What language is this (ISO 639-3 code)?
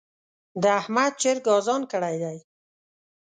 pus